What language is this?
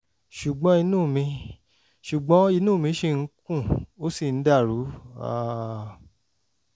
Yoruba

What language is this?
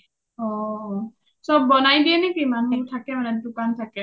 Assamese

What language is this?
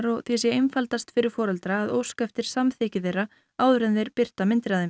Icelandic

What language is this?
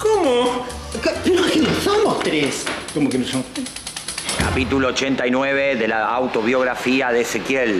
Spanish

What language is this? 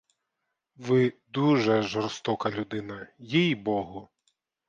Ukrainian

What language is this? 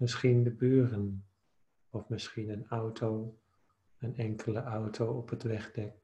Dutch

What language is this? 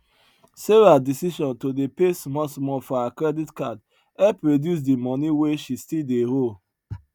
Nigerian Pidgin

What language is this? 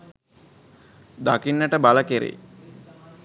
Sinhala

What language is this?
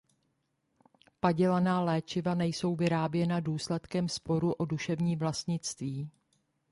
Czech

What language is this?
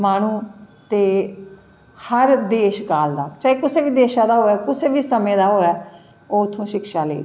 Dogri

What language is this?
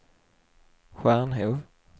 Swedish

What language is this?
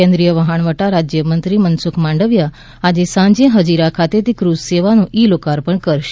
Gujarati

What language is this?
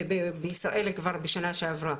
Hebrew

